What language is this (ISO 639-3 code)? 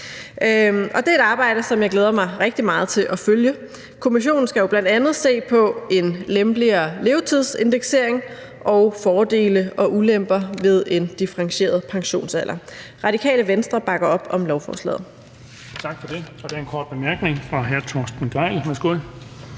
dan